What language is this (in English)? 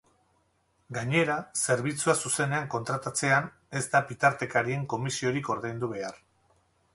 Basque